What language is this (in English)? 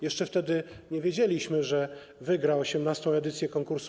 Polish